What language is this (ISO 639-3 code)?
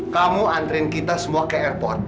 ind